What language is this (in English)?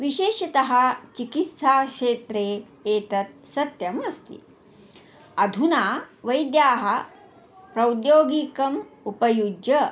Sanskrit